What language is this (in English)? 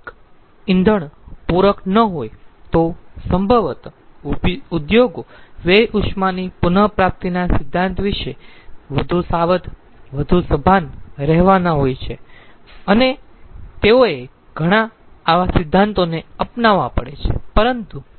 Gujarati